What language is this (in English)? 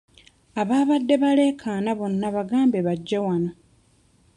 Ganda